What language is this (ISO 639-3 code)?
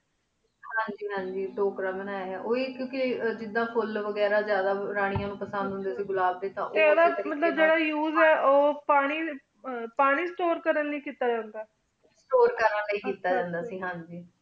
pan